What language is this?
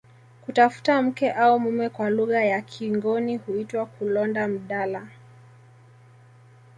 Swahili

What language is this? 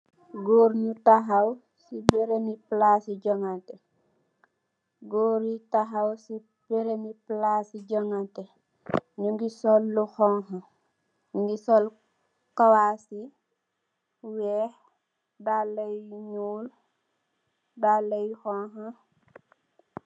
Wolof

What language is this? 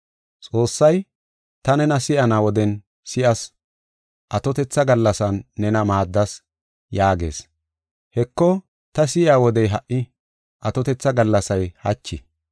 Gofa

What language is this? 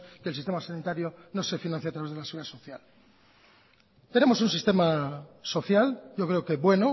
Spanish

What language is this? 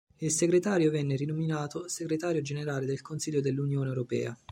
Italian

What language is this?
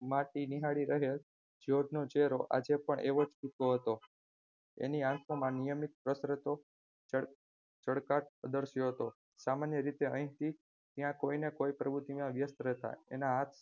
Gujarati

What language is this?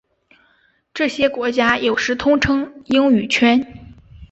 Chinese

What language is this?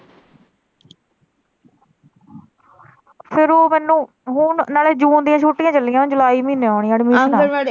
Punjabi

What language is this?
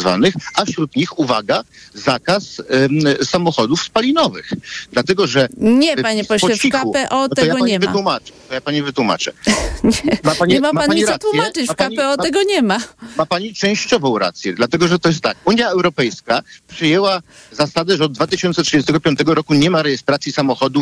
Polish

